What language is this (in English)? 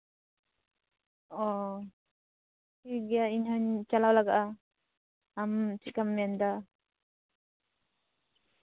Santali